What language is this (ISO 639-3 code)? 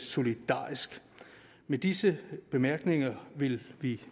dan